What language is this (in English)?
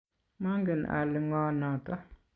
Kalenjin